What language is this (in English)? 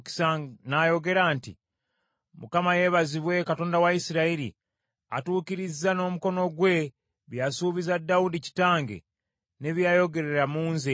Ganda